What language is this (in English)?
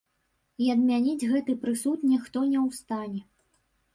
Belarusian